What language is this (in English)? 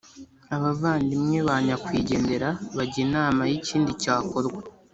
Kinyarwanda